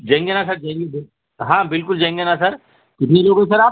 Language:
Urdu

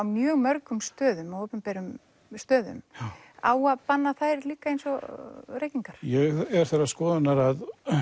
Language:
Icelandic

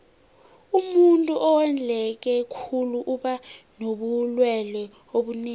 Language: South Ndebele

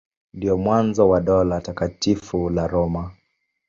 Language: Swahili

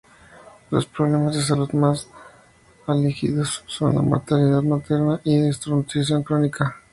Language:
Spanish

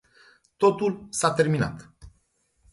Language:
Romanian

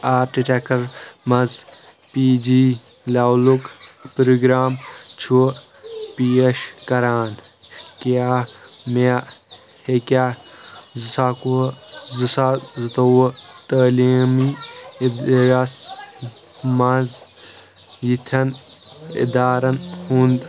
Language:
Kashmiri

